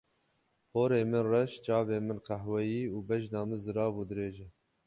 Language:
Kurdish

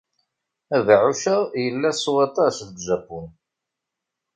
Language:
Kabyle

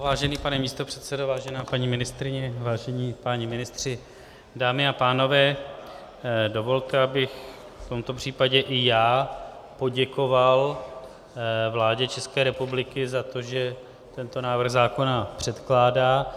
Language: Czech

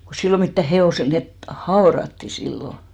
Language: Finnish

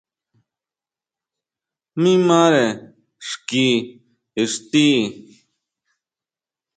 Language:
Huautla Mazatec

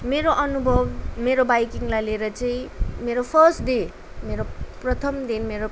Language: Nepali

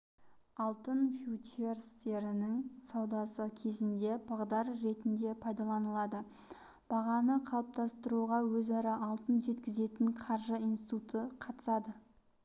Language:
Kazakh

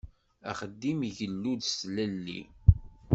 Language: Kabyle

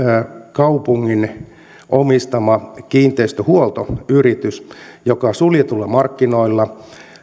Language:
Finnish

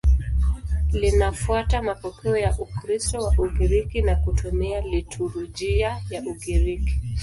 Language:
Swahili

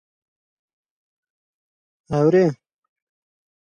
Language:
Persian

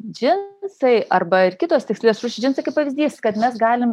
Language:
Lithuanian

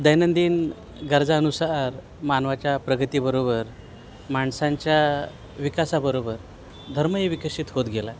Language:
Marathi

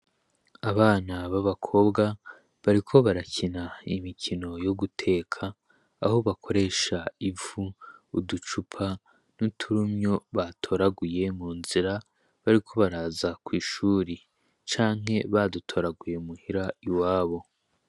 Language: Rundi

